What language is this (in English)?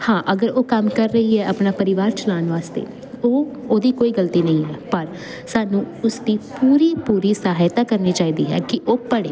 Punjabi